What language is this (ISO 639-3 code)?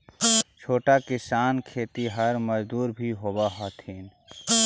mag